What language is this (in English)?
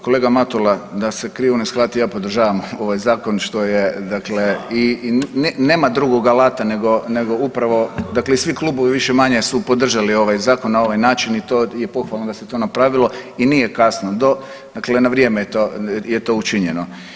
Croatian